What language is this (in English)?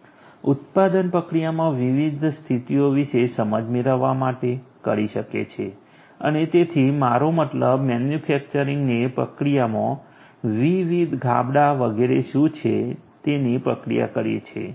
Gujarati